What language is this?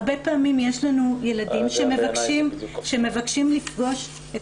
Hebrew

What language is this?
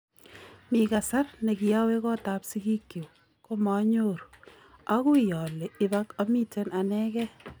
Kalenjin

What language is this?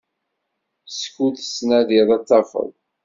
Kabyle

